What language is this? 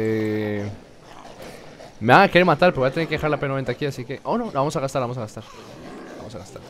Spanish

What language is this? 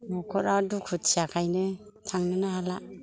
Bodo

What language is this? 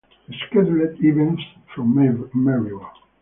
English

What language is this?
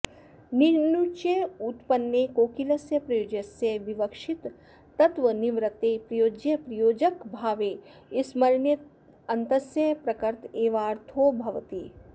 Sanskrit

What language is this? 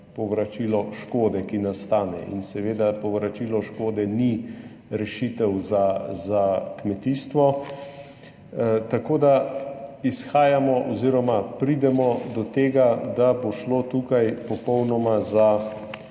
Slovenian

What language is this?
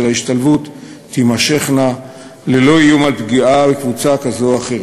Hebrew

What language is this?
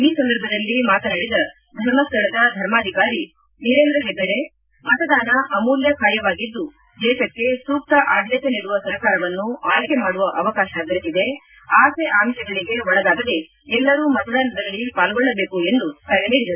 Kannada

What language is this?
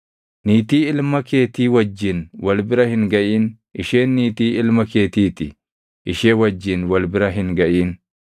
Oromo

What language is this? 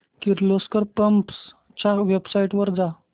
Marathi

